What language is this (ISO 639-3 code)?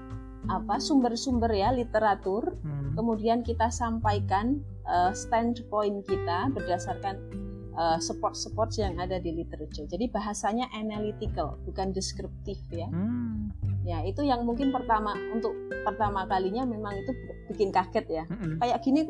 ind